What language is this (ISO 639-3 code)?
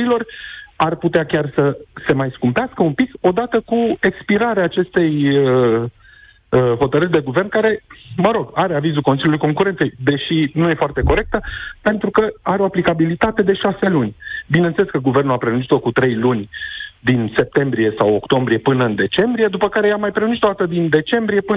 ron